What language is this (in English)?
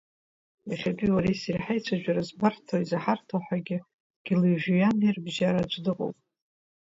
Abkhazian